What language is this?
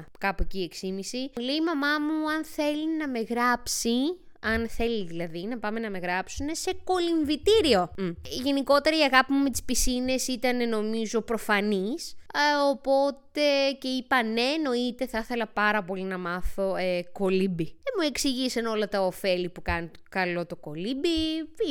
Greek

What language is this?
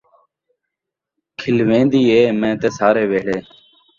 Saraiki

